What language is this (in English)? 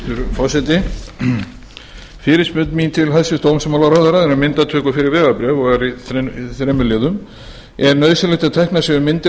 Icelandic